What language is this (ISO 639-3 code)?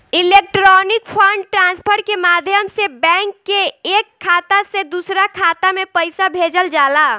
bho